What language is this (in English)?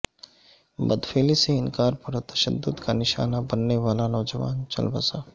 Urdu